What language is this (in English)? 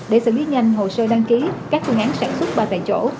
Vietnamese